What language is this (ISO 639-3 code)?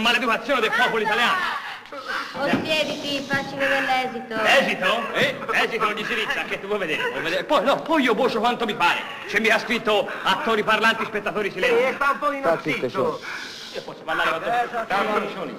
ita